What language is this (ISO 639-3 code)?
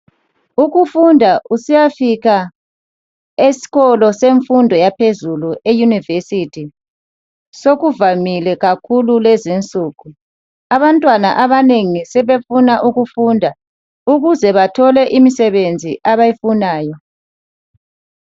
nde